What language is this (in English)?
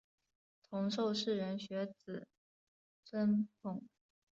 Chinese